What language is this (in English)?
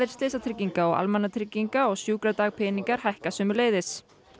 Icelandic